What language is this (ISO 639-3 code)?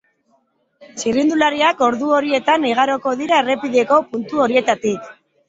eus